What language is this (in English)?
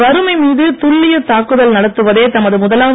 Tamil